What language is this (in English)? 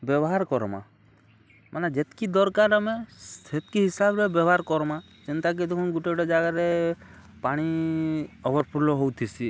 Odia